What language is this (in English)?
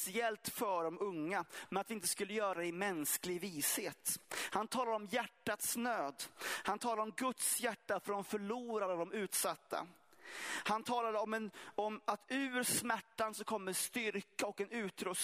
Swedish